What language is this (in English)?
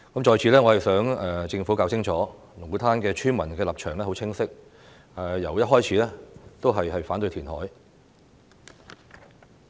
Cantonese